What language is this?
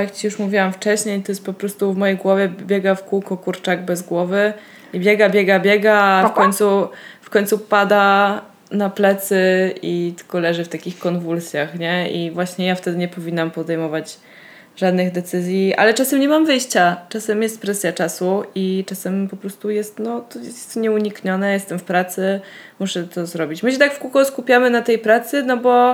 Polish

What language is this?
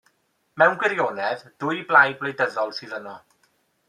Welsh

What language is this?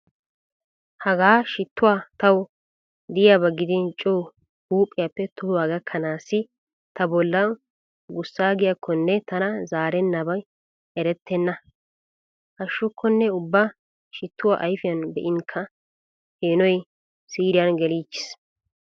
Wolaytta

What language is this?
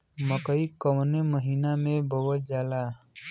Bhojpuri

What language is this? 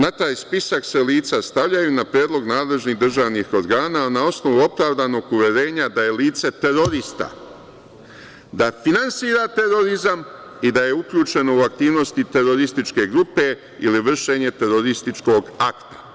Serbian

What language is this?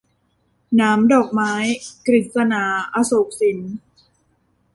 Thai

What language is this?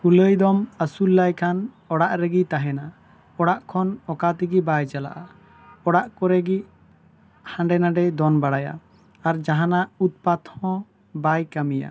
Santali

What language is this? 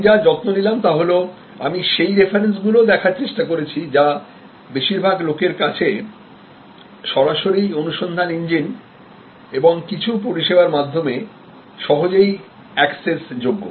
Bangla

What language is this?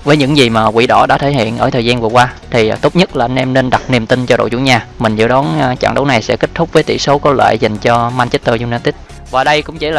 Vietnamese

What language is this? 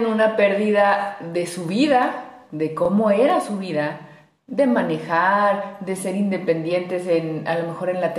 Spanish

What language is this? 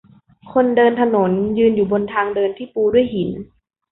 Thai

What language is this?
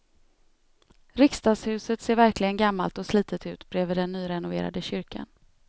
Swedish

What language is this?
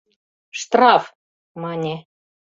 Mari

